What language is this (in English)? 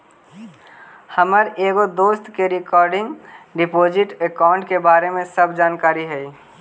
Magahi